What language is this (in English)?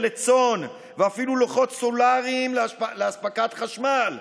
Hebrew